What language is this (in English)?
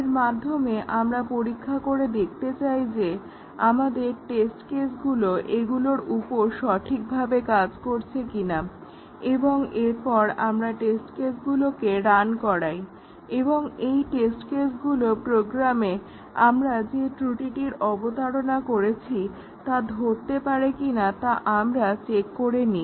Bangla